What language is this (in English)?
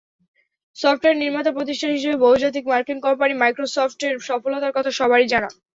Bangla